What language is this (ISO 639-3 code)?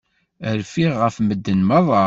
kab